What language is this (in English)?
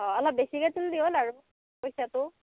Assamese